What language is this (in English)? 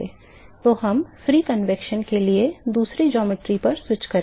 Hindi